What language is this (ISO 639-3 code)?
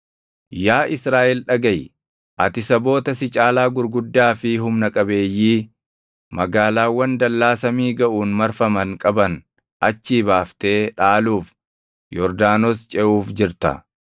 orm